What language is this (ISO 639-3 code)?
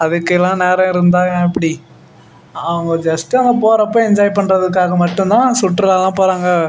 tam